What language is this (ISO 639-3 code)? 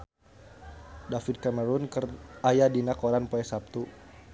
sun